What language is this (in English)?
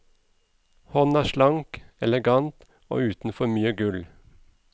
Norwegian